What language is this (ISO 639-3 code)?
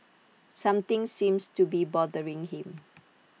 eng